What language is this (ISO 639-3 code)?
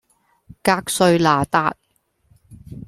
yue